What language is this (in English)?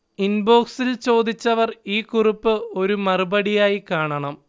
Malayalam